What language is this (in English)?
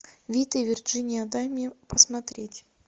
Russian